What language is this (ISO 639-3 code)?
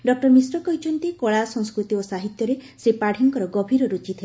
ori